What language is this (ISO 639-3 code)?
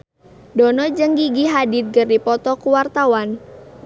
sun